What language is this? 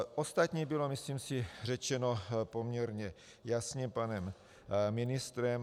Czech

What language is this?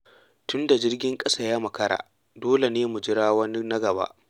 Hausa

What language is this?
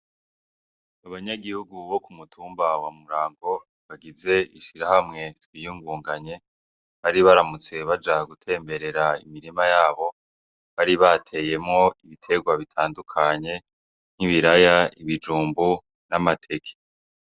Rundi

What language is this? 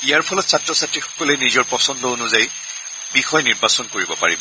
Assamese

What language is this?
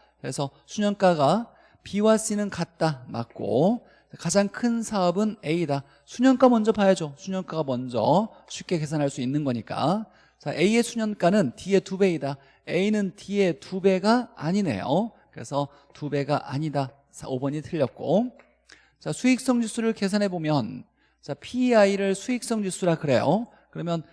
Korean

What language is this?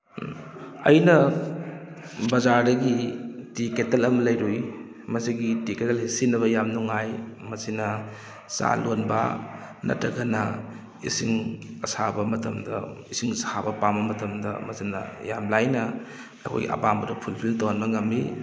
Manipuri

